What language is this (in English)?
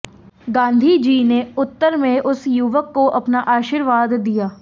Hindi